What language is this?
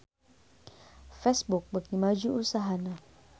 Sundanese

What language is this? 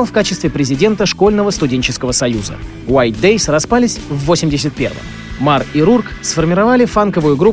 Russian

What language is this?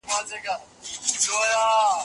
Pashto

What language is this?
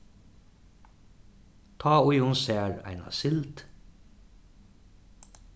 Faroese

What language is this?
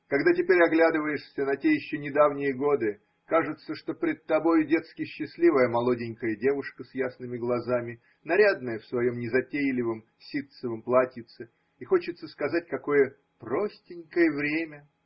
Russian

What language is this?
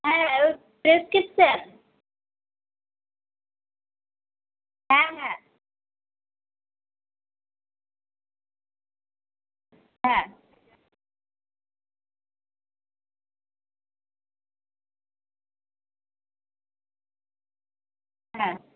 Bangla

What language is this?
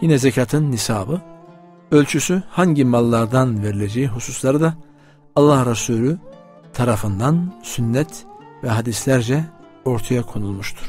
Turkish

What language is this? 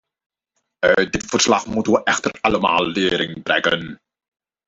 Dutch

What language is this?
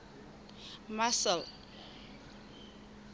Southern Sotho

